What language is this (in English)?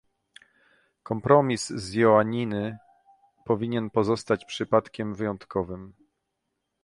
Polish